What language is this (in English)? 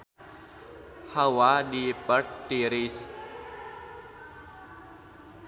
Sundanese